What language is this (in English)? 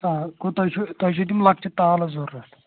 Kashmiri